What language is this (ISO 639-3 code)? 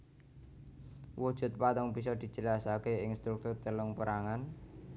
jav